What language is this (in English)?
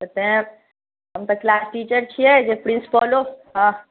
Maithili